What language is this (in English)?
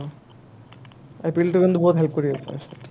Assamese